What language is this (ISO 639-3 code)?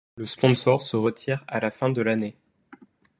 fra